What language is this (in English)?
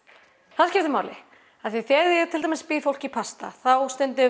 Icelandic